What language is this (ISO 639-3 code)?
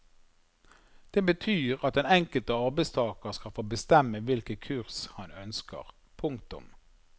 nor